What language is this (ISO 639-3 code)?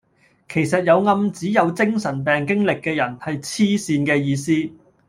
yue